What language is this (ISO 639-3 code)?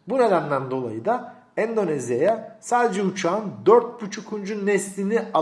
tur